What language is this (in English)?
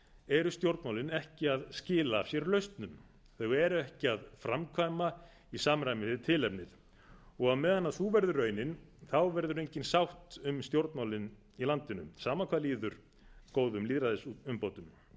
Icelandic